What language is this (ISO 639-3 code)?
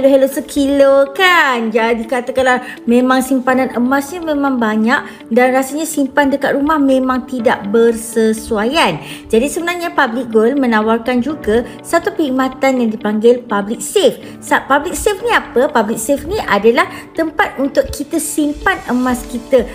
msa